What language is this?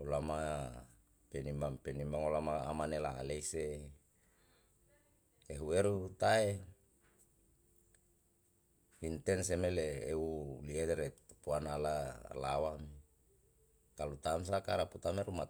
Yalahatan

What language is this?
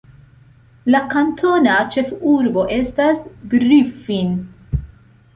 Esperanto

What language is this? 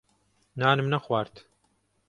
Central Kurdish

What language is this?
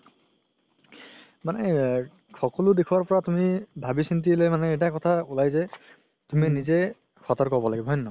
Assamese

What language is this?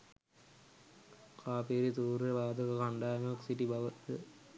Sinhala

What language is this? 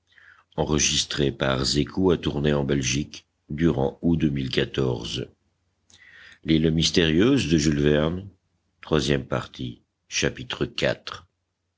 French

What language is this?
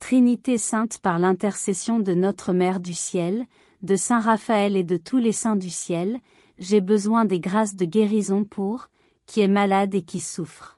French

